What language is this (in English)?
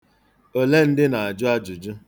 Igbo